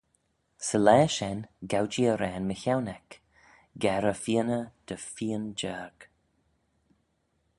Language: Manx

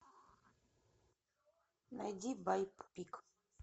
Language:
Russian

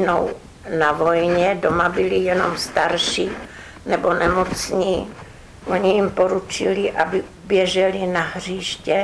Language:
Czech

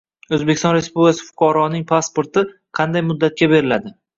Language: Uzbek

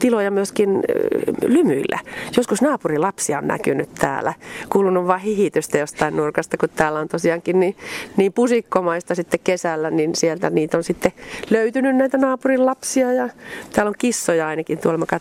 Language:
Finnish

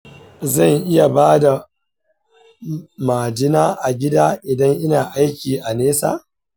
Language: Hausa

